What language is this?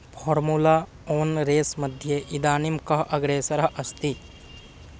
Sanskrit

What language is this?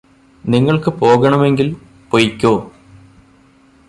Malayalam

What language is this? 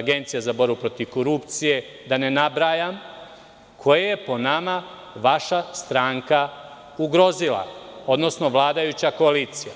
Serbian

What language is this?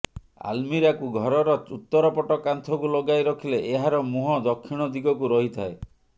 Odia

